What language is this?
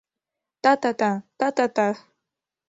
Mari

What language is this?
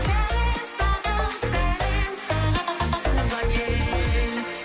Kazakh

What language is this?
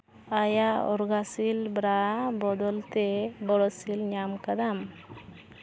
Santali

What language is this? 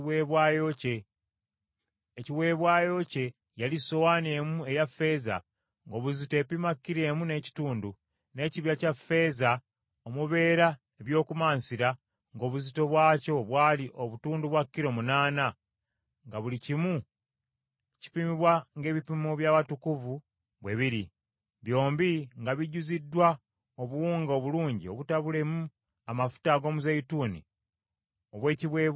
Ganda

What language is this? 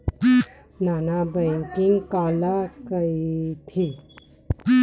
Chhattisgarhi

